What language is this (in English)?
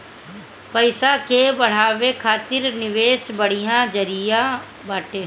Bhojpuri